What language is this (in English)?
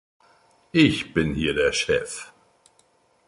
German